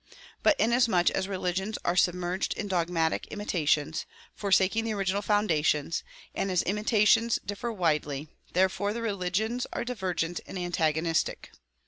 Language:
English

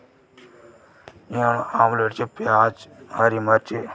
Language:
Dogri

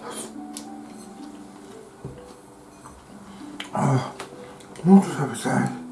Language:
Japanese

